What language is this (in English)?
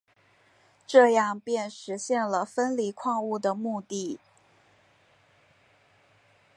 Chinese